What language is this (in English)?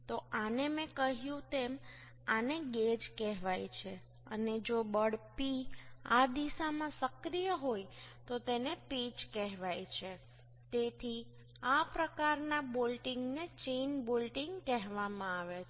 Gujarati